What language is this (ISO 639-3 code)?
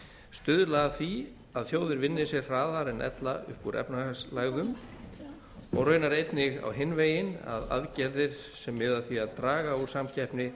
isl